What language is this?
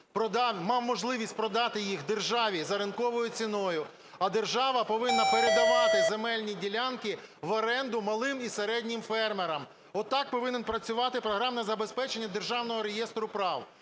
Ukrainian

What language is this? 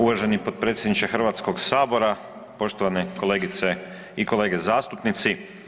Croatian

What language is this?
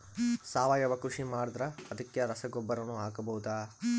Kannada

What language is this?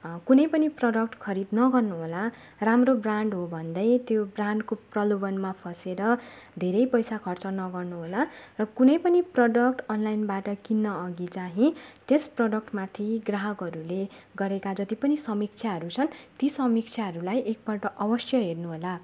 Nepali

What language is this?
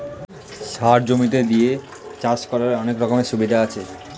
Bangla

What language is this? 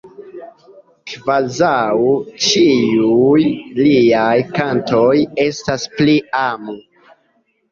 Esperanto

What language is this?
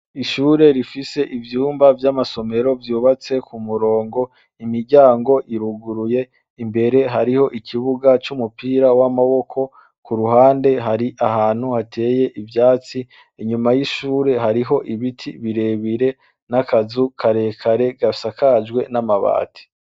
Rundi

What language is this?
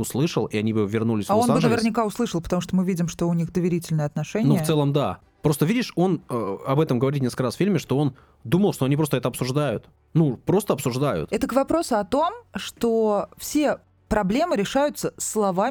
Russian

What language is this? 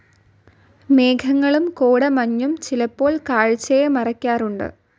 Malayalam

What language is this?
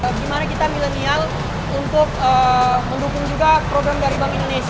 Indonesian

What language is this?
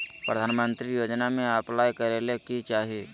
Magahi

